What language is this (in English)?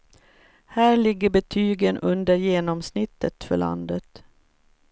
Swedish